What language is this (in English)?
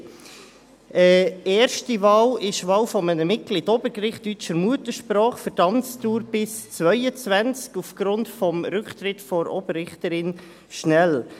Swiss German